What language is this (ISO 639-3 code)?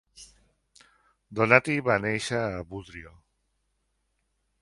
cat